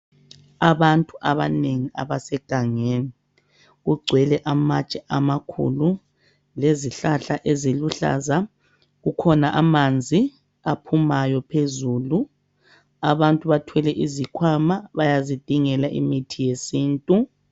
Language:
North Ndebele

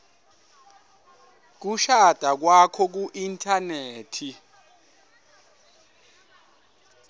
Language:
Swati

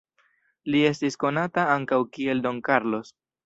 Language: Esperanto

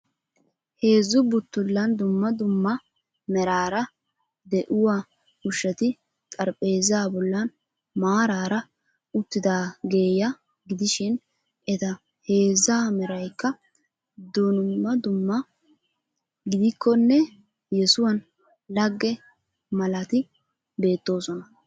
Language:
Wolaytta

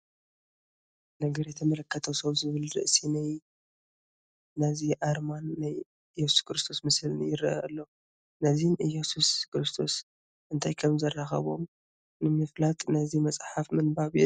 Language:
Tigrinya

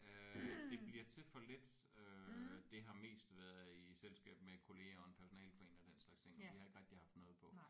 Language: Danish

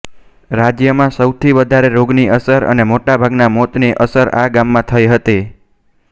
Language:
Gujarati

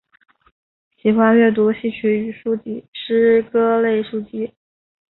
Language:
Chinese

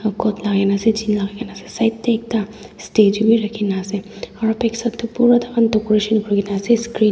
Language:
Naga Pidgin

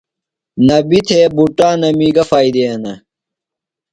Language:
Phalura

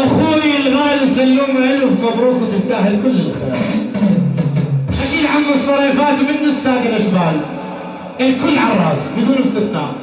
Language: Arabic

